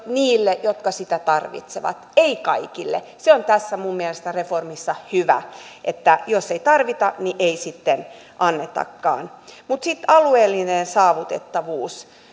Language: Finnish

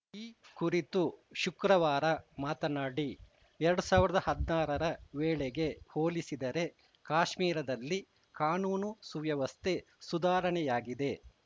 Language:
Kannada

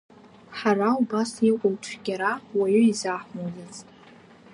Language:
Abkhazian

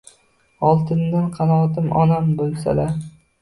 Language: Uzbek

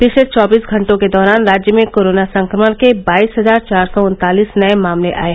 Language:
Hindi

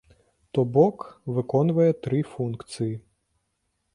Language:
Belarusian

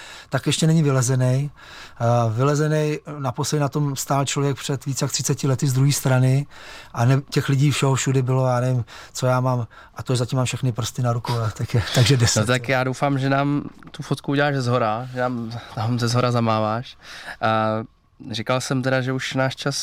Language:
Czech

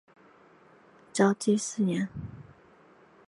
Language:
Chinese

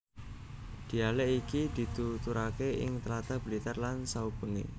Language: Javanese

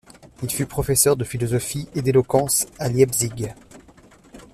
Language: French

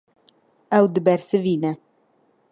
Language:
Kurdish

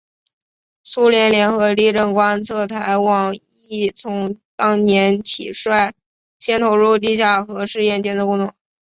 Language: Chinese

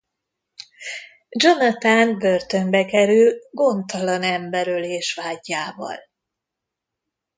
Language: Hungarian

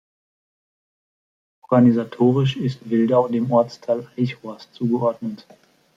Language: German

